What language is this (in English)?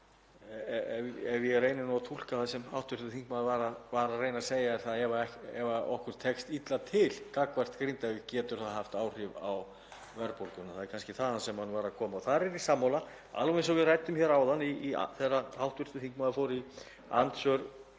Icelandic